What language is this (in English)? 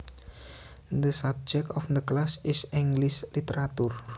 Javanese